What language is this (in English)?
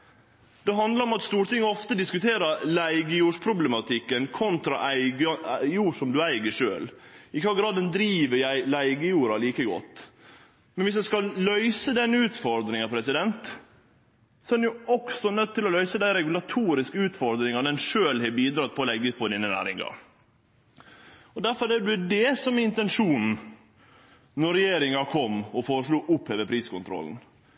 Norwegian Nynorsk